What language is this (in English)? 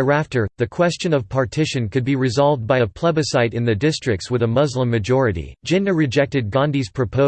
English